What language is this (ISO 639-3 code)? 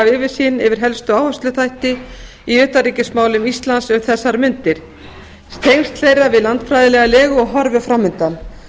isl